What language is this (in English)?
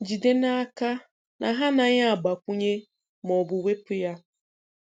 Igbo